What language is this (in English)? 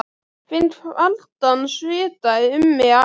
Icelandic